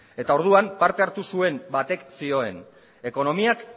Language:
Basque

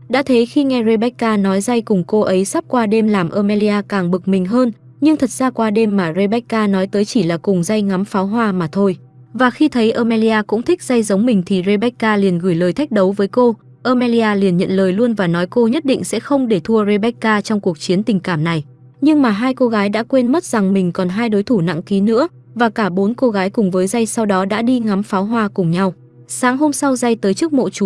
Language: Vietnamese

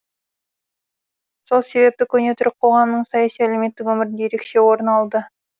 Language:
Kazakh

